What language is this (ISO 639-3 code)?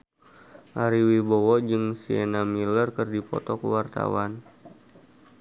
sun